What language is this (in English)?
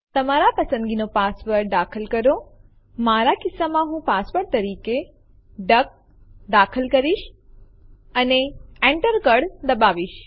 Gujarati